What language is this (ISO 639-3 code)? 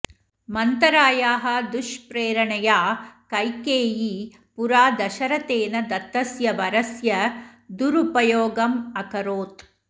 san